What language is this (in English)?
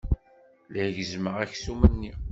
Kabyle